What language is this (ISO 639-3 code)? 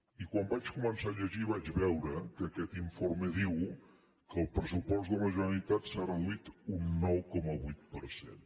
cat